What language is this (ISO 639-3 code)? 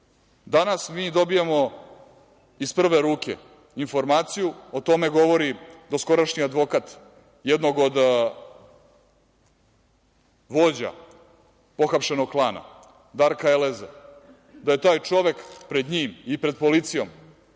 srp